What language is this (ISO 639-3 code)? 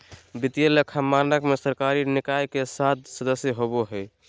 mag